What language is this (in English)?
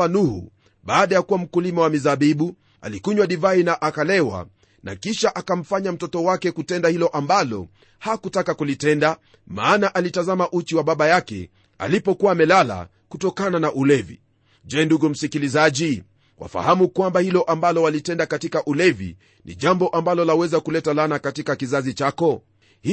Swahili